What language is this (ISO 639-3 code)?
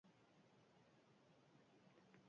eus